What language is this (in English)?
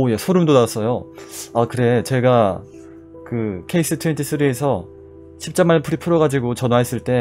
Korean